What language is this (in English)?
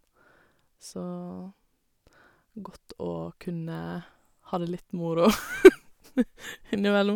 Norwegian